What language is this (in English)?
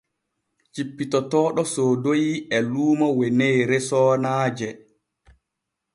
Borgu Fulfulde